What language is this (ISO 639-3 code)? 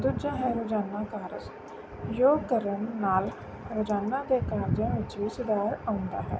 pan